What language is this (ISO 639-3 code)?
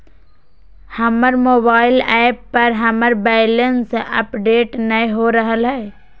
mag